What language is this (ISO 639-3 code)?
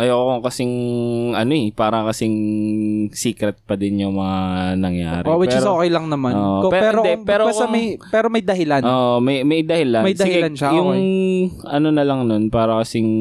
fil